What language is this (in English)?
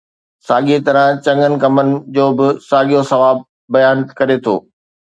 Sindhi